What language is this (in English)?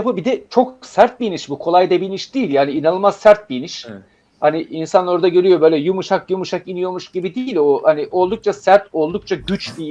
Turkish